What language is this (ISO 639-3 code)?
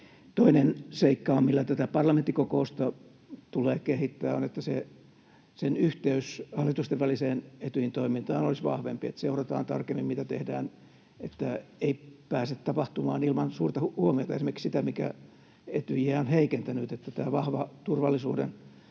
fin